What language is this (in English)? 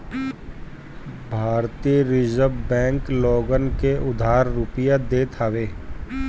Bhojpuri